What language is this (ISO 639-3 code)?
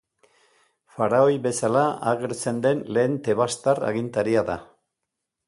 eus